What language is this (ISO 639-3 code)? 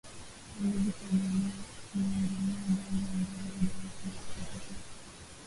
swa